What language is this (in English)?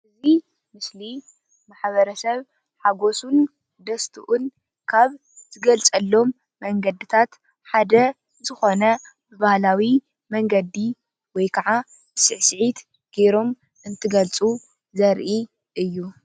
Tigrinya